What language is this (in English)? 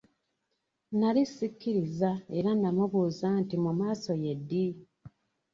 Ganda